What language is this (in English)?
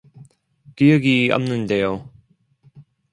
Korean